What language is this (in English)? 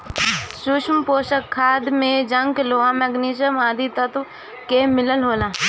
Bhojpuri